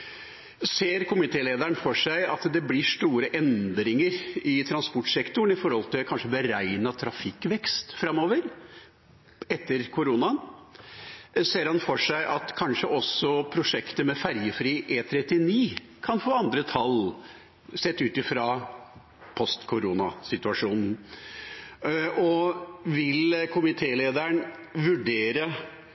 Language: Norwegian Bokmål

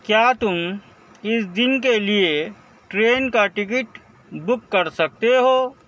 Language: Urdu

